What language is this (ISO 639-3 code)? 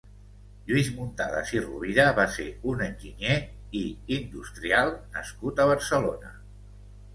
cat